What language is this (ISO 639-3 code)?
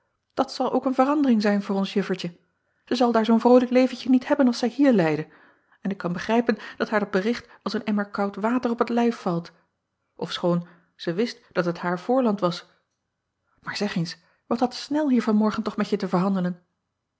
nld